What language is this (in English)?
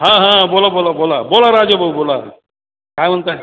Marathi